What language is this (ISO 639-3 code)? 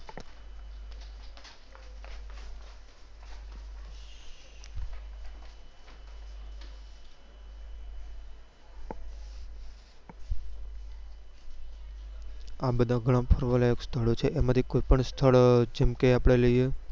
guj